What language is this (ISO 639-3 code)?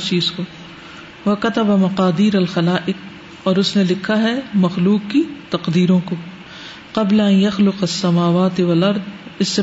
urd